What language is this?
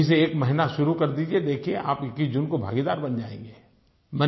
Hindi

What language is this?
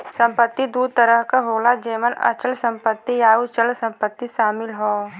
Bhojpuri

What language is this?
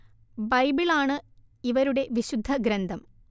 Malayalam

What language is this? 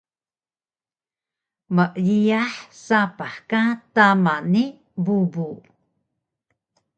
Taroko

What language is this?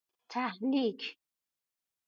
Persian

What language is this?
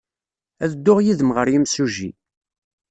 Kabyle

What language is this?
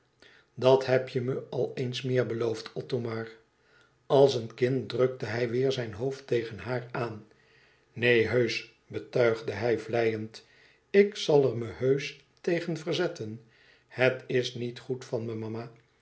Dutch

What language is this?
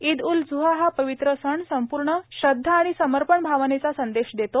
Marathi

